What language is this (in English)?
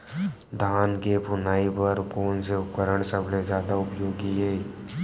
Chhattisgarhi